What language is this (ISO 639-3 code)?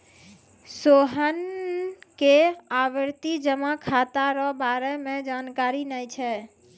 mai